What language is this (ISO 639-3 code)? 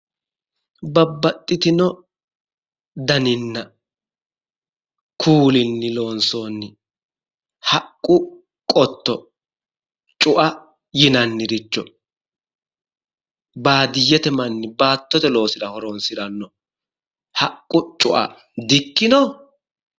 sid